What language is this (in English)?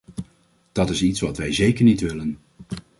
Dutch